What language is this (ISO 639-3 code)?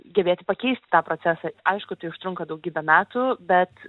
lit